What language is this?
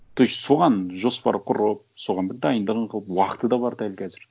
Kazakh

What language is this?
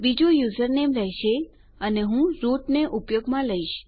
Gujarati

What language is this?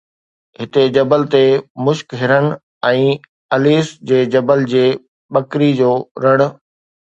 Sindhi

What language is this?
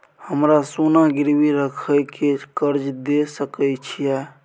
Maithili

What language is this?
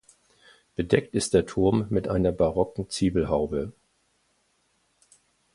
German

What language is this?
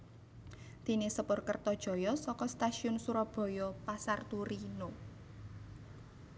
Javanese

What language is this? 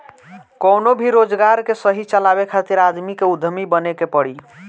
Bhojpuri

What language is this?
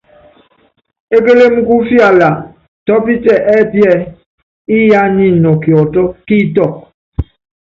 Yangben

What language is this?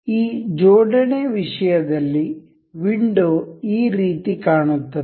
Kannada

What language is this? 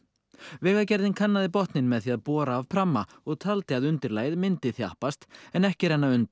Icelandic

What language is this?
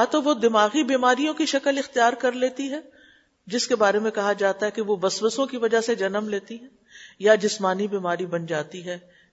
Urdu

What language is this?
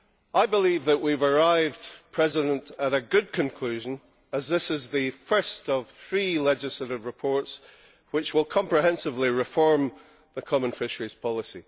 English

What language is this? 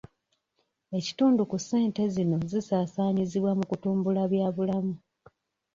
Ganda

